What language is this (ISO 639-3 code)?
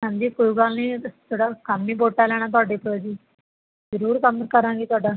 pan